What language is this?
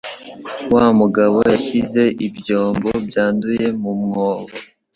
Kinyarwanda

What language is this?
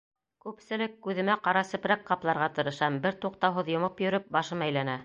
Bashkir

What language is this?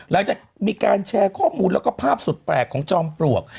Thai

